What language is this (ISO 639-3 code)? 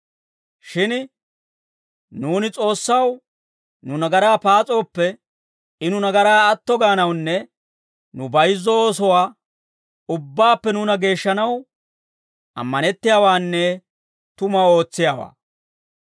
dwr